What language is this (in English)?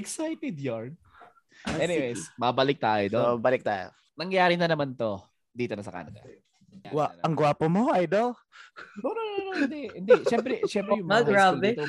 Filipino